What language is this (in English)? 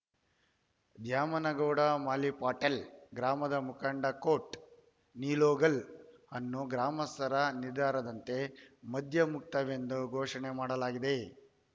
Kannada